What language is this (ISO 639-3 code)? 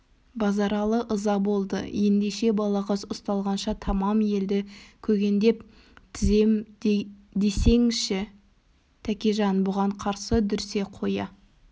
kaz